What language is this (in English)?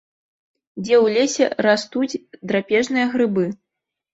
Belarusian